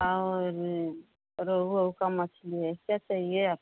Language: Hindi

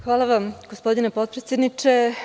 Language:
Serbian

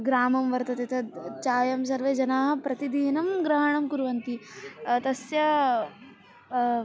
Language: Sanskrit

